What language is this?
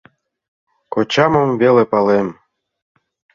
Mari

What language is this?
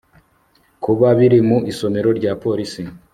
Kinyarwanda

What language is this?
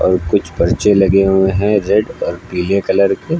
Hindi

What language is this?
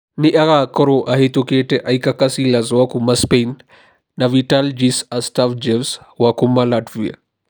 Kikuyu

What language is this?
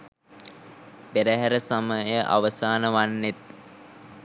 Sinhala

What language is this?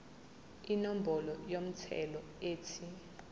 Zulu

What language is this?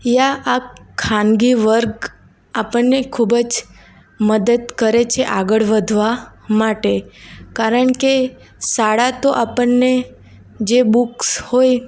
Gujarati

